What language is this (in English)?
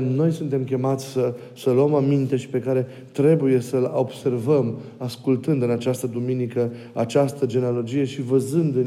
Romanian